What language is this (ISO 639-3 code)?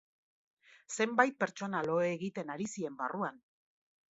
eus